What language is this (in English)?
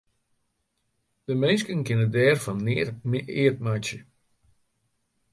Western Frisian